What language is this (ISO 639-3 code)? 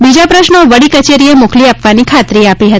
guj